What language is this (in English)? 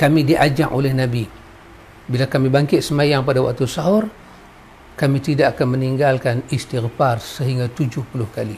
Malay